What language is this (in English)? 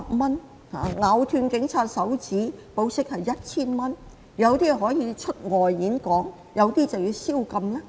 Cantonese